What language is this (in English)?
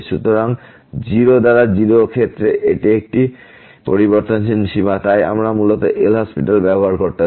Bangla